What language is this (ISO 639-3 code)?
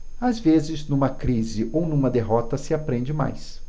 por